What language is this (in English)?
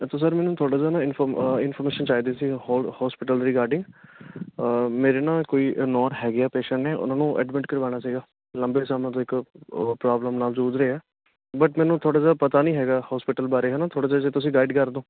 Punjabi